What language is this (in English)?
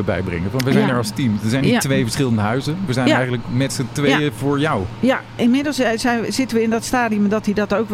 Dutch